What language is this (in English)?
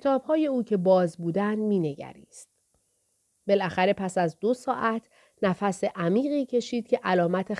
Persian